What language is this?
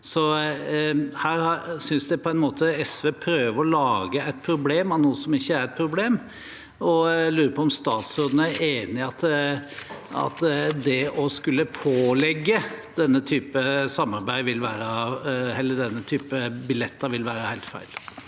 Norwegian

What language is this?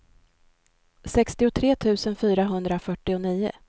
Swedish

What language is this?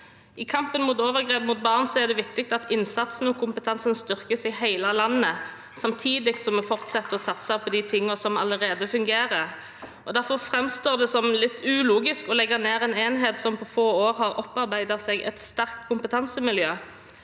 Norwegian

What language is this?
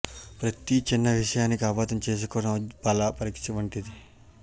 Telugu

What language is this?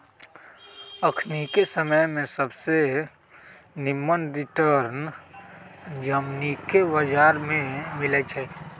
Magahi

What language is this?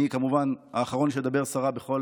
Hebrew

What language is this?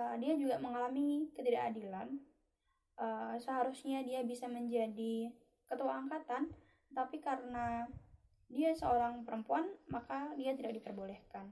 Indonesian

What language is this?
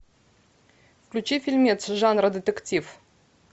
Russian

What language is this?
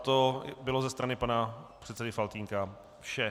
Czech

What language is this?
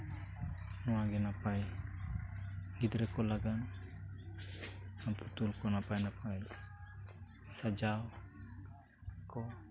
Santali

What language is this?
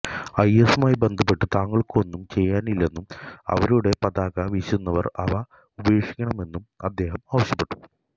Malayalam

